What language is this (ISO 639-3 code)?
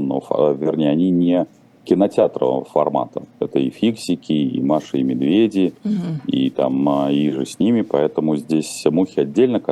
rus